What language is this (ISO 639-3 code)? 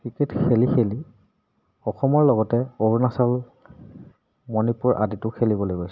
asm